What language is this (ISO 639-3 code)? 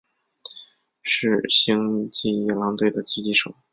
zho